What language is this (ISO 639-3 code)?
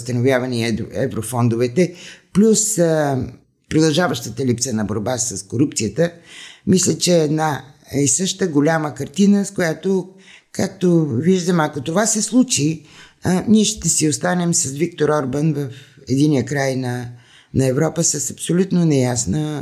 bul